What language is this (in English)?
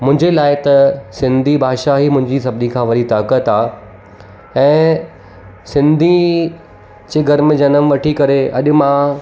Sindhi